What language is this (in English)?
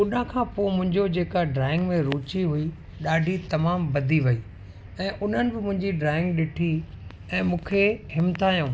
Sindhi